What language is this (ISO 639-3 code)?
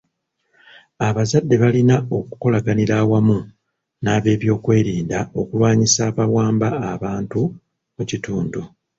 lug